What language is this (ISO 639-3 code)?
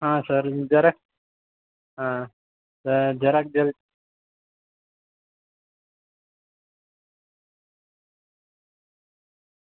guj